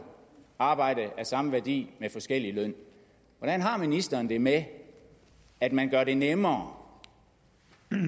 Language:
Danish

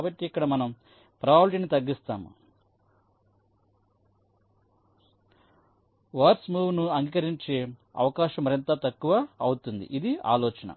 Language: Telugu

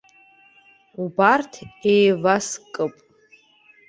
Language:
Abkhazian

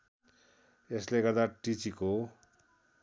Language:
Nepali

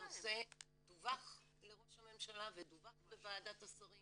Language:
Hebrew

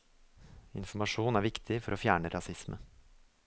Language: Norwegian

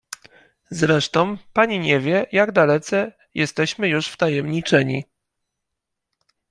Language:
Polish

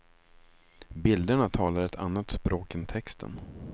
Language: Swedish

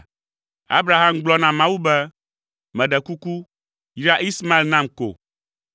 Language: Ewe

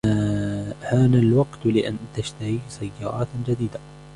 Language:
Arabic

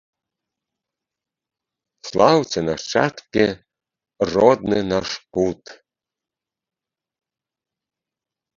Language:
Belarusian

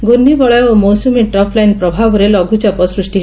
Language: Odia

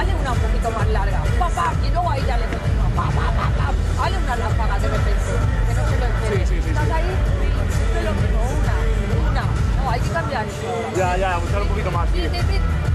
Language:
Turkish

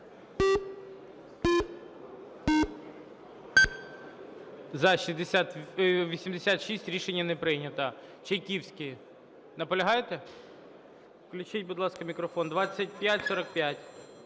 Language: Ukrainian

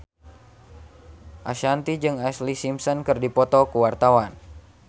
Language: Sundanese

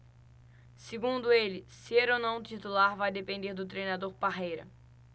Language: Portuguese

